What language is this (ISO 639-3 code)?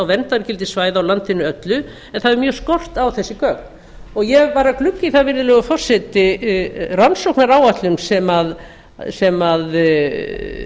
isl